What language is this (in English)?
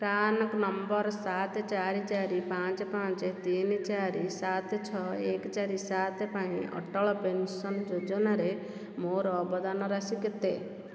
Odia